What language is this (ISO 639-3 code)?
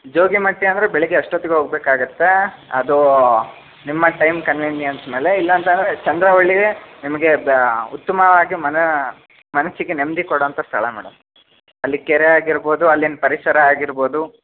kan